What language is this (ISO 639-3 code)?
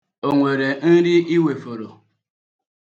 ibo